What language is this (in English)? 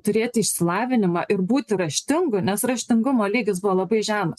Lithuanian